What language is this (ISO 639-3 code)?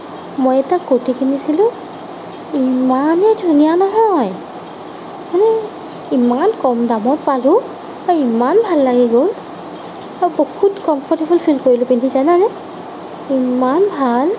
asm